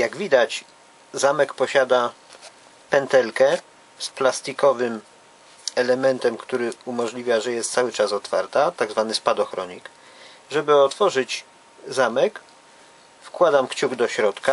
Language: Polish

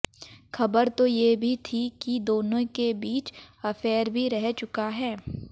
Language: Hindi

